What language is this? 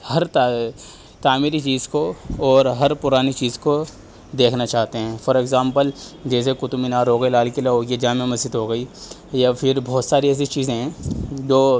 Urdu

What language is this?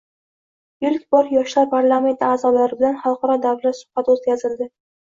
Uzbek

